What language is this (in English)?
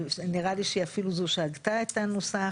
Hebrew